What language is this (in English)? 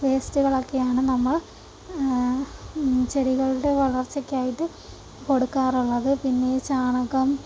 Malayalam